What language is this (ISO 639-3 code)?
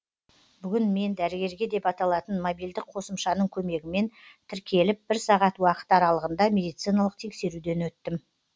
kaz